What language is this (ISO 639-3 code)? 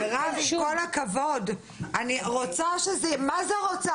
heb